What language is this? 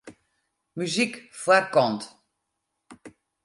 Western Frisian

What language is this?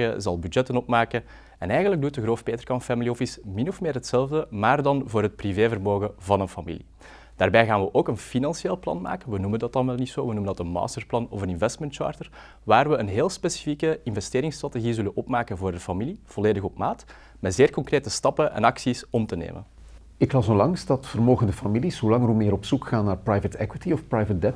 Dutch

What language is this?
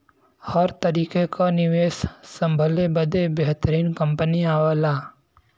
Bhojpuri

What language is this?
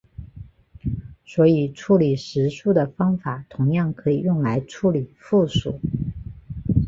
Chinese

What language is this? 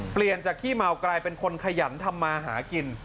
Thai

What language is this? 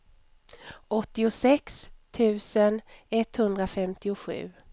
Swedish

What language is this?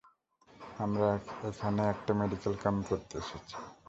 Bangla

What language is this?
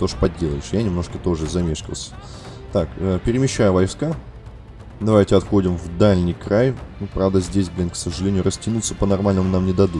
Russian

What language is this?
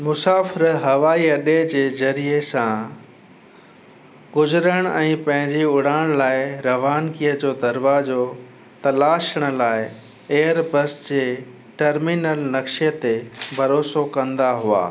Sindhi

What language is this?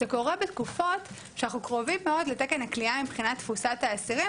Hebrew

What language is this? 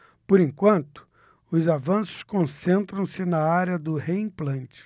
Portuguese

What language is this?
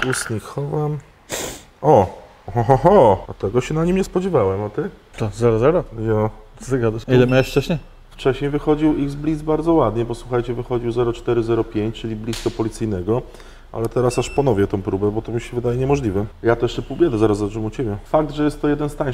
Polish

